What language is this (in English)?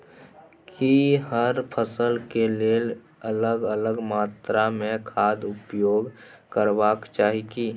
Maithili